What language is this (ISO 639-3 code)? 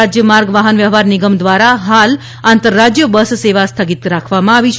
guj